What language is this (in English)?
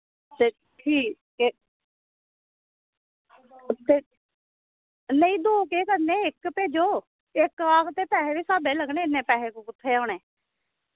Dogri